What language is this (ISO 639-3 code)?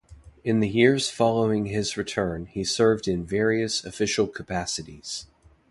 eng